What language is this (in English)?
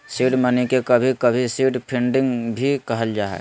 Magahi